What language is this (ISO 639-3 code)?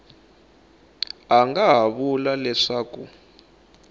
tso